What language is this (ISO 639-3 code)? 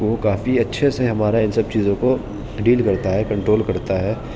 urd